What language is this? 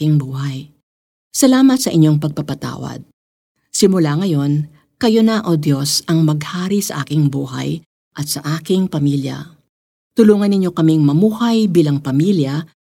Filipino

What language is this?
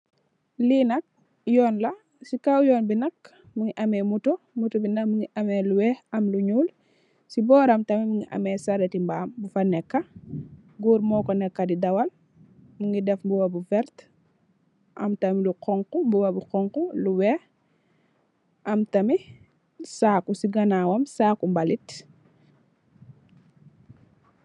Wolof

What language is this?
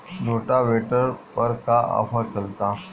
Bhojpuri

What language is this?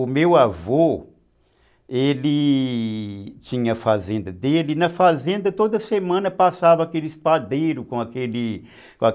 Portuguese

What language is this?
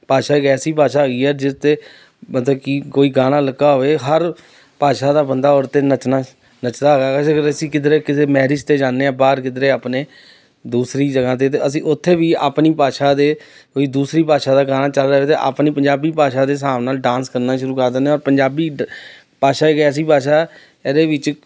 Punjabi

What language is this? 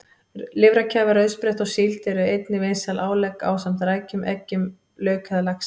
Icelandic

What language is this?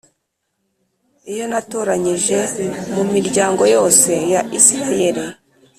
Kinyarwanda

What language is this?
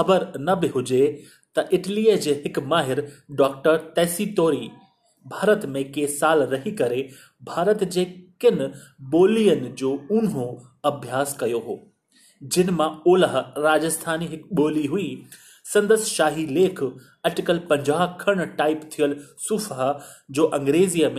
Hindi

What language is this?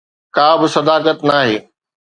Sindhi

